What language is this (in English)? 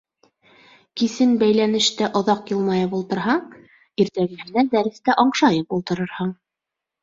Bashkir